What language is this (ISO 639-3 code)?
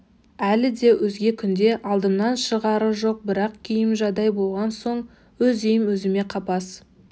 kaz